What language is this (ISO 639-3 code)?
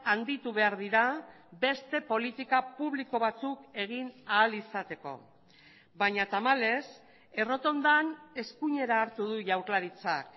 eus